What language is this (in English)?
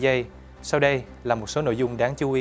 Vietnamese